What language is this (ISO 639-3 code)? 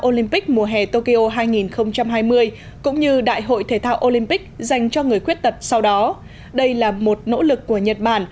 vie